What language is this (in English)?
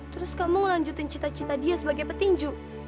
Indonesian